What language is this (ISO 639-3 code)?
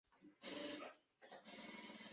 zho